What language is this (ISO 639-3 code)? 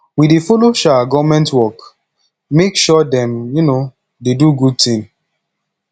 pcm